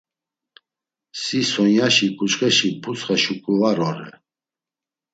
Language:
Laz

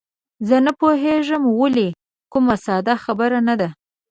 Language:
Pashto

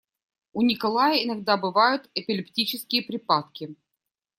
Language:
Russian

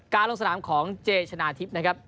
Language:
Thai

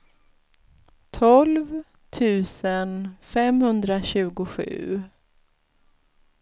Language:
Swedish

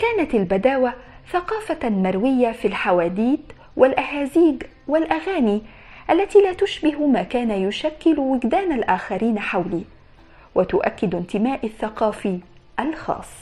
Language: Arabic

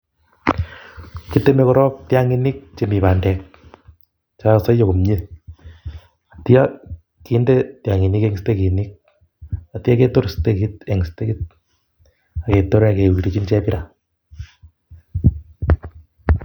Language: Kalenjin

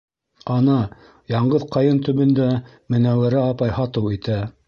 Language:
Bashkir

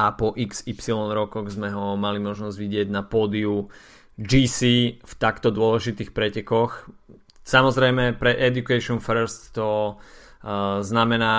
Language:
Slovak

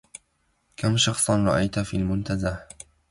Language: Arabic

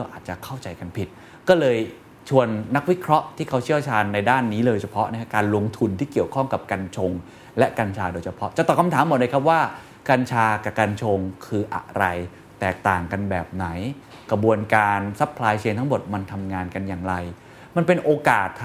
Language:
Thai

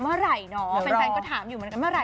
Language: Thai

